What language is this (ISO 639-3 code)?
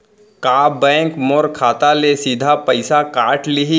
hne